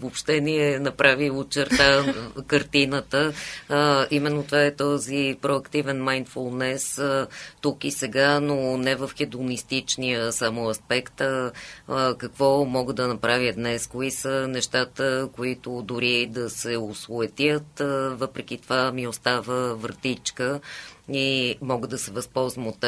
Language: Bulgarian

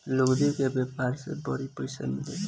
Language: Bhojpuri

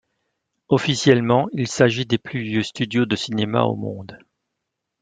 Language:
French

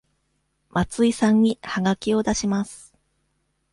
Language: Japanese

